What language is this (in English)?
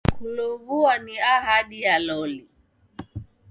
Taita